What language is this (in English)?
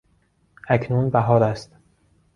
Persian